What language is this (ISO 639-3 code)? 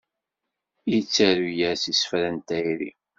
kab